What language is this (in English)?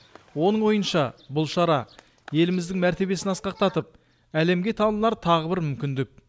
Kazakh